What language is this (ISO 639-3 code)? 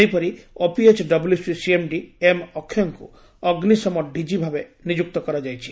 ori